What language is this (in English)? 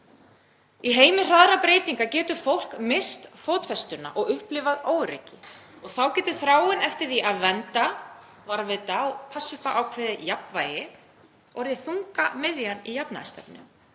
Icelandic